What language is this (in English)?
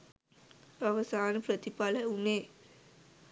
Sinhala